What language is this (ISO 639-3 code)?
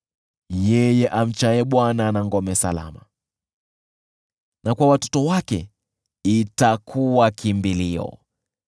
swa